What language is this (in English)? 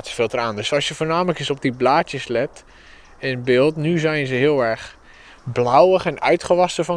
Dutch